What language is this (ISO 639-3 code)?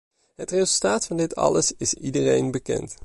nld